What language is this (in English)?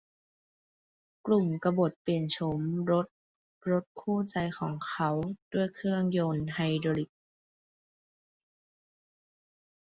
Thai